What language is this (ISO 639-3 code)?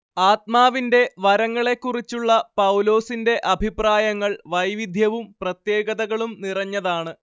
mal